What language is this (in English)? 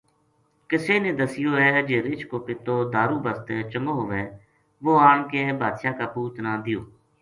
Gujari